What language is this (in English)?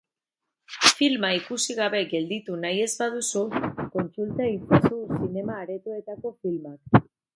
Basque